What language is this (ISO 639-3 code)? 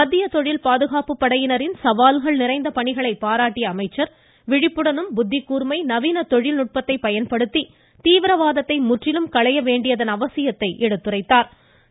tam